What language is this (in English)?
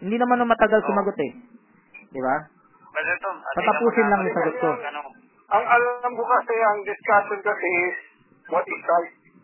Filipino